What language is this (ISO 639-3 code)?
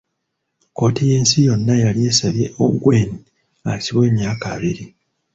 lug